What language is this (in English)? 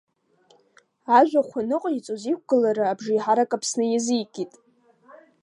Abkhazian